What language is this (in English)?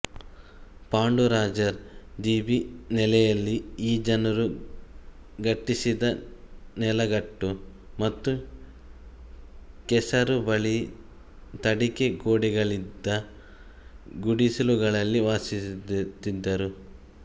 Kannada